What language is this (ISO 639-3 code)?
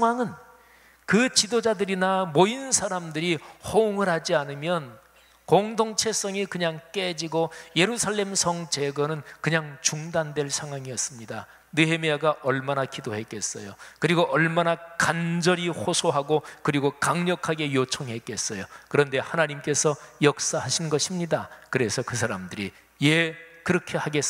kor